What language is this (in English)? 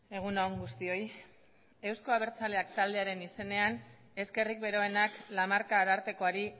Basque